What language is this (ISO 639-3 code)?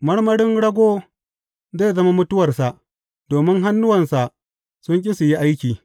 hau